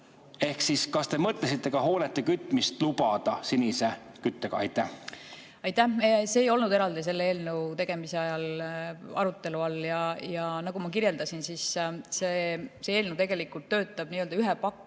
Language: Estonian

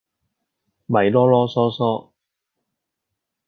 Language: Cantonese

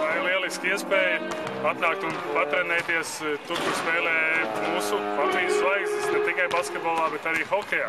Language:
Latvian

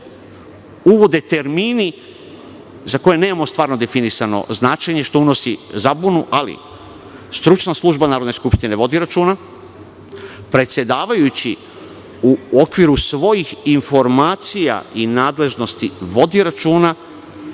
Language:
Serbian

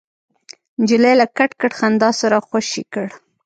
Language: Pashto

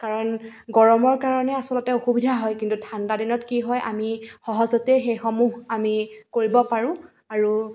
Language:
Assamese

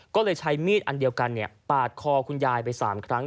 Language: Thai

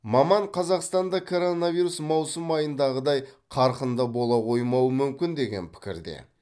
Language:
Kazakh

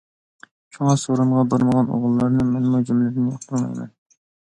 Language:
Uyghur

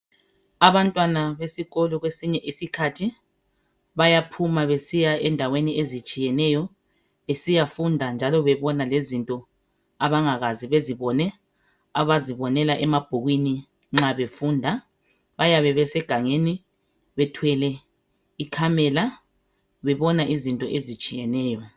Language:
North Ndebele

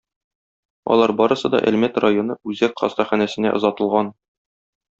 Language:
Tatar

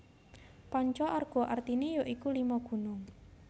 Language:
Javanese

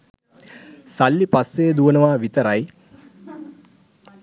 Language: Sinhala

